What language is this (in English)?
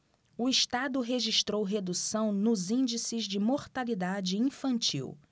Portuguese